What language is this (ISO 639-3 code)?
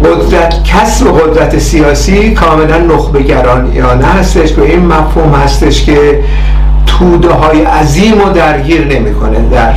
fas